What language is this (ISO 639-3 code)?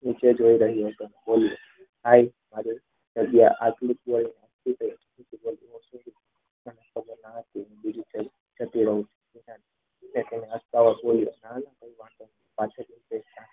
guj